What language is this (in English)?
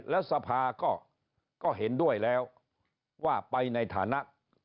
Thai